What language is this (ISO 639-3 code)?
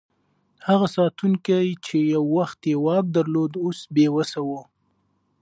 pus